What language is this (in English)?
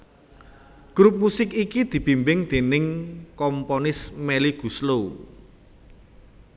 Javanese